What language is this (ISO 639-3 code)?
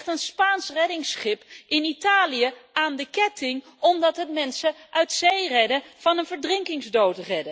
nld